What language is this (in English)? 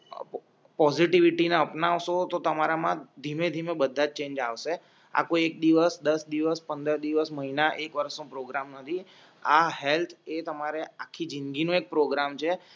Gujarati